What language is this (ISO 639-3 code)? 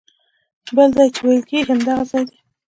pus